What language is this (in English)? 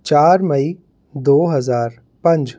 Punjabi